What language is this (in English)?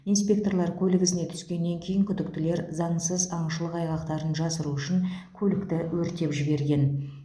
Kazakh